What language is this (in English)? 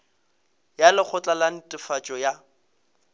Northern Sotho